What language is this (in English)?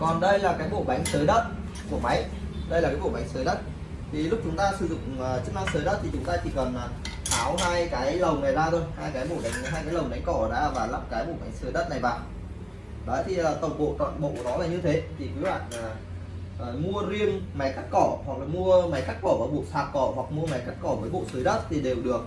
Vietnamese